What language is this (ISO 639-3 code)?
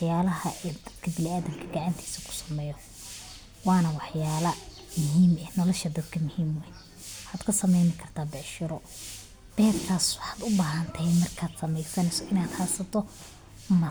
som